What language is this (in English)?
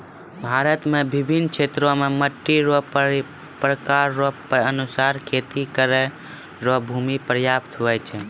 Maithili